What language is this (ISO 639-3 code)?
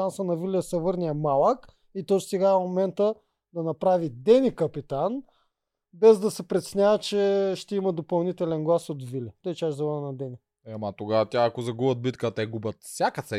bul